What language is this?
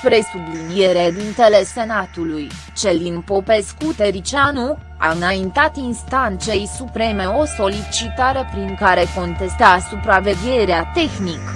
Romanian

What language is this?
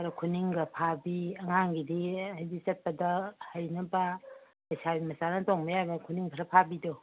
Manipuri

